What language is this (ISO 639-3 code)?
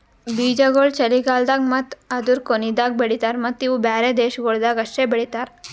kan